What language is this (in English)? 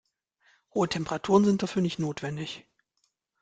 German